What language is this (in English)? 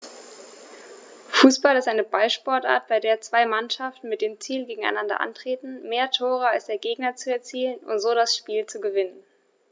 German